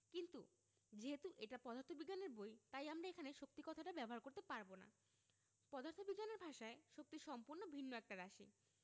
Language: Bangla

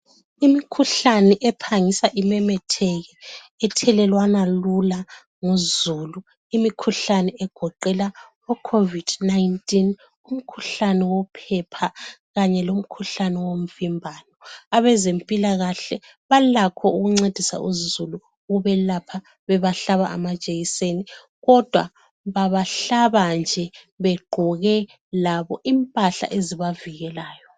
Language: North Ndebele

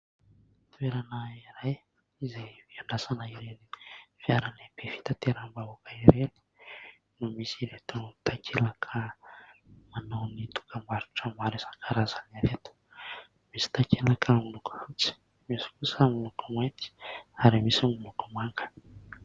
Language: Malagasy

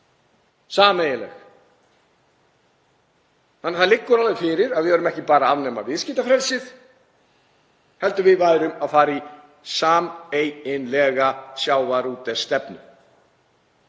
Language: Icelandic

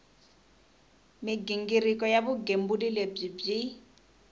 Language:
Tsonga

